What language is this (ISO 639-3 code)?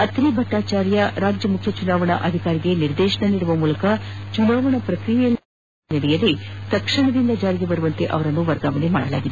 kan